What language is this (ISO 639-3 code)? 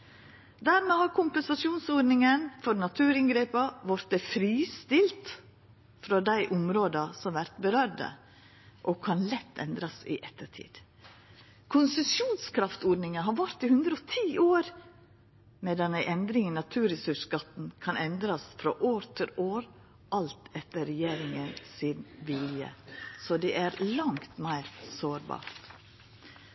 nno